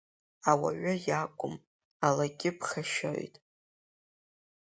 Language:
Abkhazian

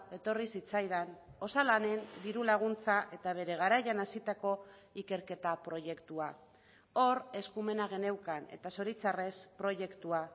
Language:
Basque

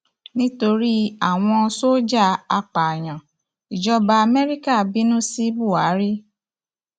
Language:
Yoruba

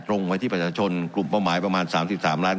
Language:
Thai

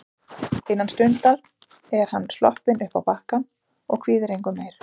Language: Icelandic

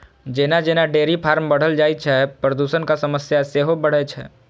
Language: Maithili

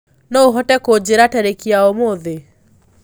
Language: Kikuyu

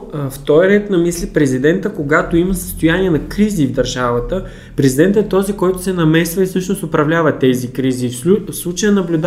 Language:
Bulgarian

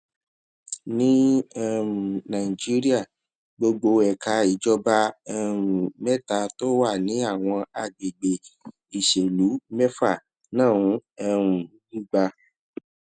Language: Yoruba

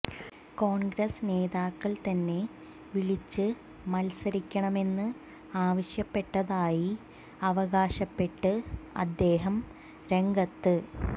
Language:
Malayalam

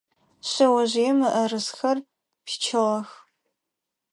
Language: Adyghe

